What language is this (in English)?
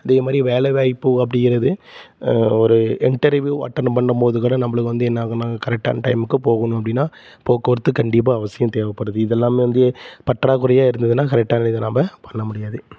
Tamil